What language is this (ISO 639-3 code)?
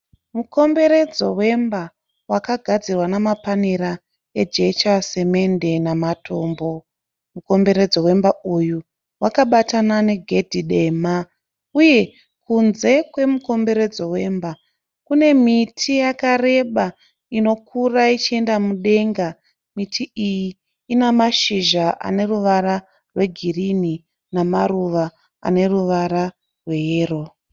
sna